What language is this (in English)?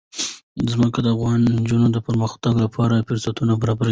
Pashto